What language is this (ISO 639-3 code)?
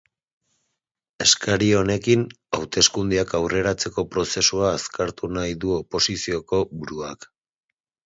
eus